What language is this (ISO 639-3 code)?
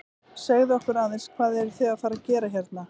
isl